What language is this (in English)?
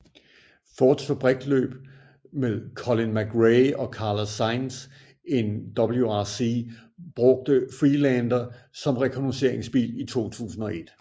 Danish